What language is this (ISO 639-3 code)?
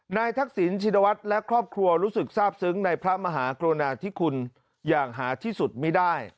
tha